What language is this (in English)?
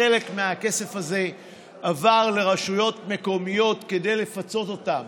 Hebrew